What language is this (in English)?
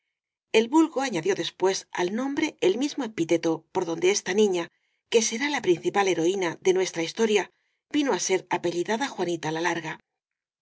Spanish